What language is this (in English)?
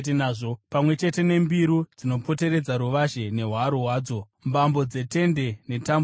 Shona